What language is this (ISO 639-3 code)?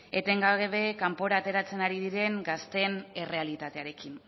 eus